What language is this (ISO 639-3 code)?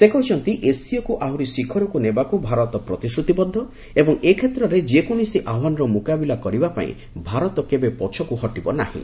ori